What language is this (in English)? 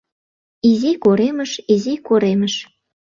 Mari